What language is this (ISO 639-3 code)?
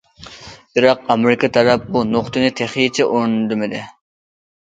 uig